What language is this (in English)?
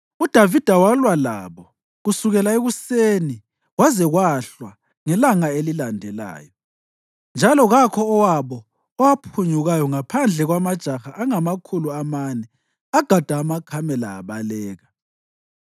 North Ndebele